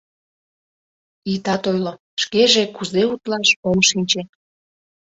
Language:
Mari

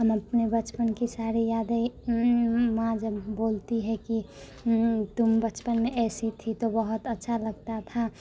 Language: Hindi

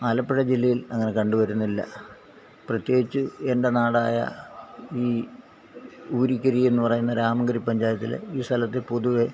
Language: Malayalam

